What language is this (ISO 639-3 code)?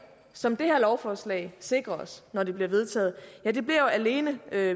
dan